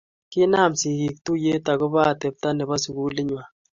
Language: Kalenjin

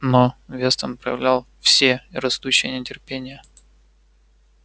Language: Russian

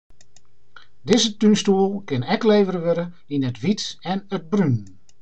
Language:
Western Frisian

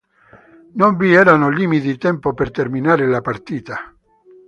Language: Italian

